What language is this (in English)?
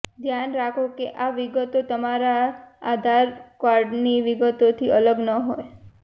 Gujarati